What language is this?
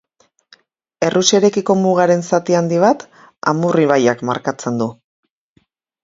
Basque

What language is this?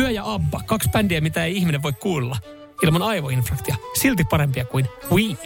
Finnish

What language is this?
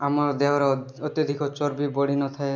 Odia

